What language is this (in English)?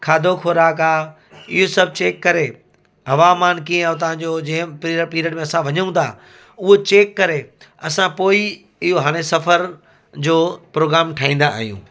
Sindhi